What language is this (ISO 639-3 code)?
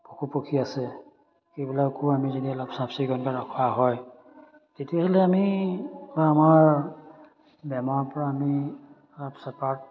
asm